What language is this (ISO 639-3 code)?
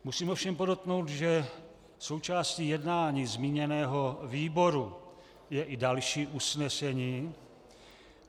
ces